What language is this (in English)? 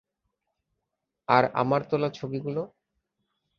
Bangla